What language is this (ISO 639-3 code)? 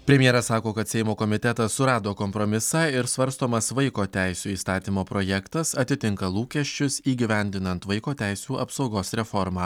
lit